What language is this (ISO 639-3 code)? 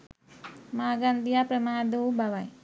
sin